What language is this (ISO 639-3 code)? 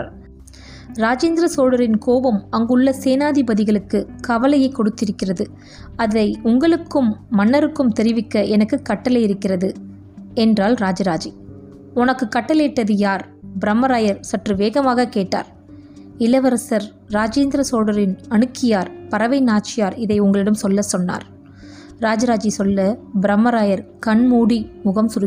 tam